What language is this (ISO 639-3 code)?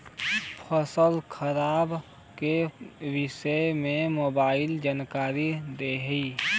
bho